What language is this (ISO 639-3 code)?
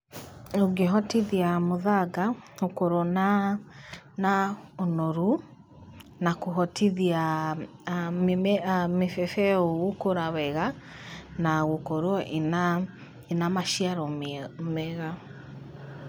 kik